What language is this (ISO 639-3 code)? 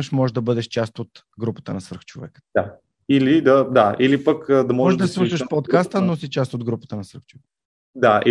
bul